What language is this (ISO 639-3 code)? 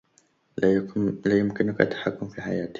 ara